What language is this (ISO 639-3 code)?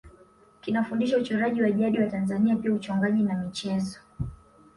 swa